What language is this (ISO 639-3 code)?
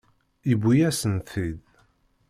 kab